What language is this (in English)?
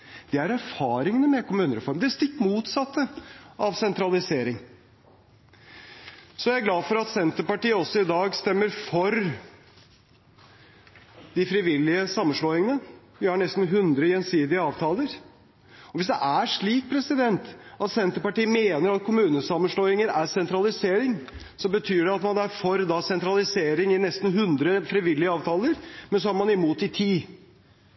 Norwegian Bokmål